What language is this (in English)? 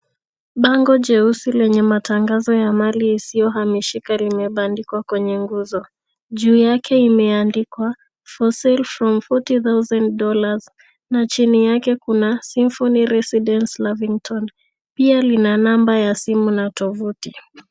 Swahili